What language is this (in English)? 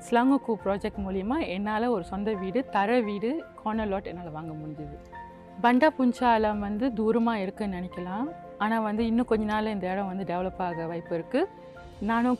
Malay